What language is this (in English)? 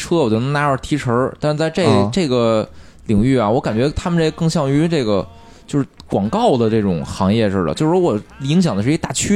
Chinese